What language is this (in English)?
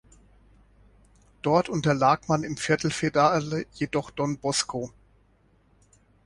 German